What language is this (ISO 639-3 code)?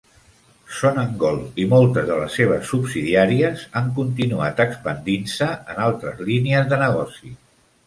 cat